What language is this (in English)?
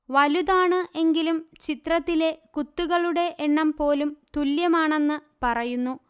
Malayalam